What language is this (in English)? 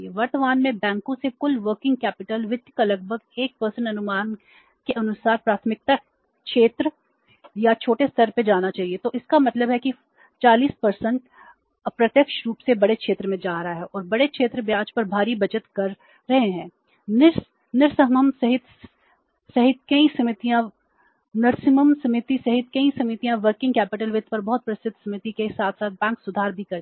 Hindi